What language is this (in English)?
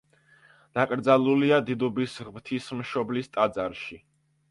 Georgian